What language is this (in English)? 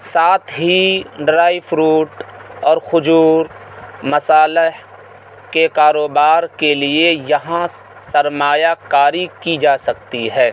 Urdu